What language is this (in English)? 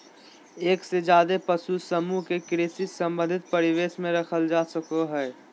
Magahi